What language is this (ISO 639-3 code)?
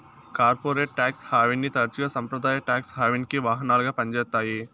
tel